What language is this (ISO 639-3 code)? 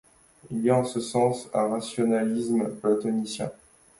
fra